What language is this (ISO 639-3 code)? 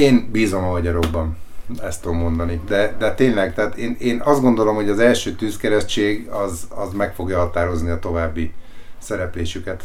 hun